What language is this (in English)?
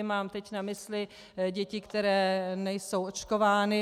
Czech